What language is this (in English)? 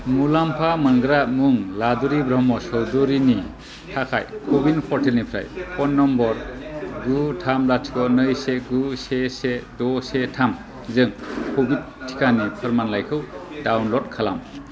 Bodo